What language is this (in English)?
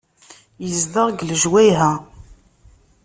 Kabyle